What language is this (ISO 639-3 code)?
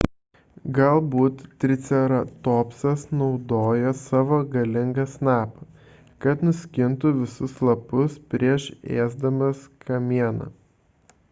lit